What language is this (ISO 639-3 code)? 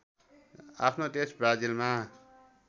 nep